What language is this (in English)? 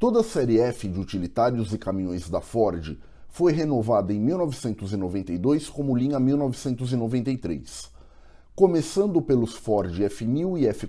Portuguese